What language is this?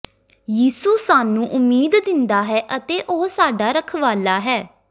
Punjabi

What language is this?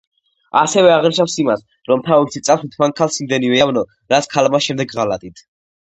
Georgian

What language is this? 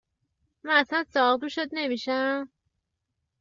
Persian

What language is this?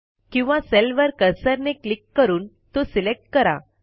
Marathi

